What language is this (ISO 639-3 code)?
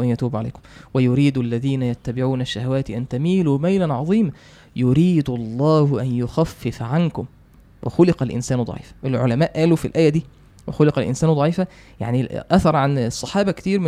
ara